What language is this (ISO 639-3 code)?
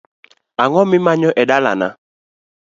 luo